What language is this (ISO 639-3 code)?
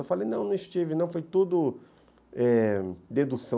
por